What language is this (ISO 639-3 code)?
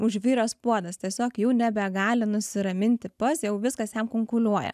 lit